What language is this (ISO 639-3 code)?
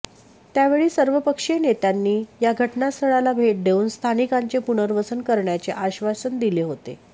mar